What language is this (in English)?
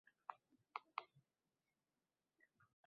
Uzbek